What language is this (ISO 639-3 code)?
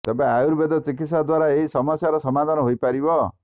ori